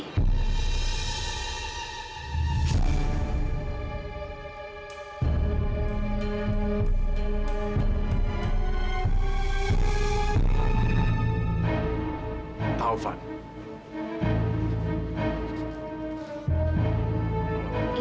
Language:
Indonesian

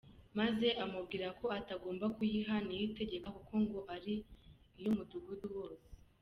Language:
Kinyarwanda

